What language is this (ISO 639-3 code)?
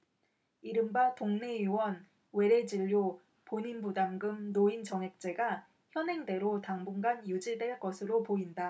kor